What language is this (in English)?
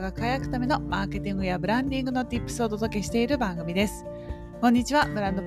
Japanese